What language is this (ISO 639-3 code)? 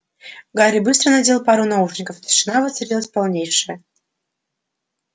rus